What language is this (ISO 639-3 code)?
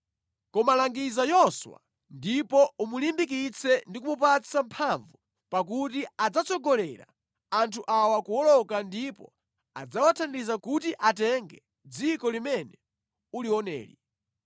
nya